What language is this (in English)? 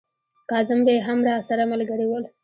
Pashto